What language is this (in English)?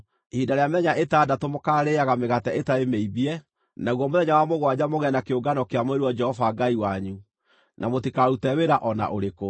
Kikuyu